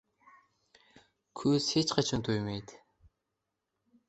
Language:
Uzbek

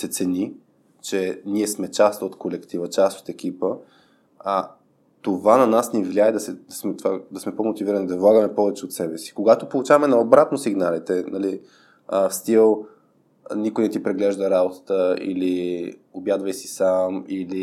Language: Bulgarian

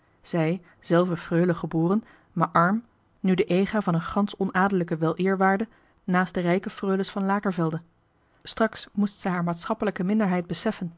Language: Dutch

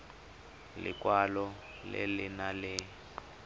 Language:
Tswana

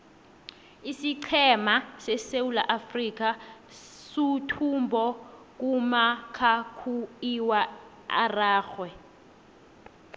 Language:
South Ndebele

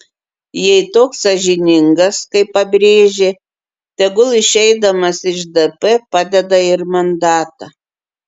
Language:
Lithuanian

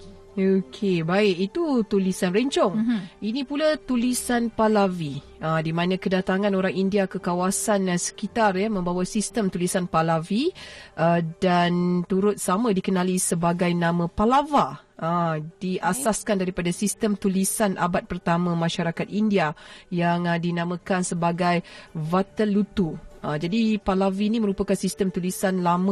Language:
Malay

